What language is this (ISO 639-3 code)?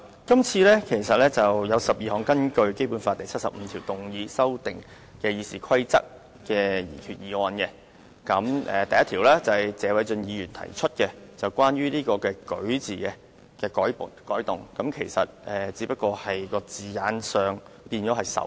yue